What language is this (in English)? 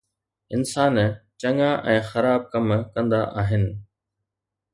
Sindhi